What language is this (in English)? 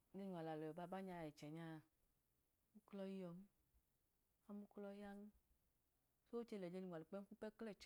Idoma